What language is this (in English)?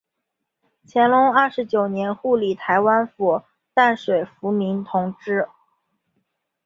Chinese